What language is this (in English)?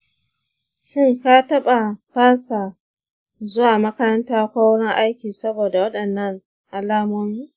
Hausa